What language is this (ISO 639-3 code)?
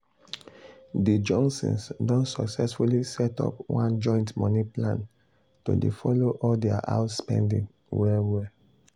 pcm